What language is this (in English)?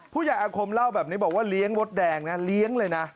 Thai